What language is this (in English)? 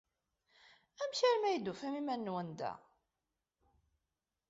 Kabyle